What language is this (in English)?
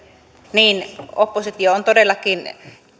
Finnish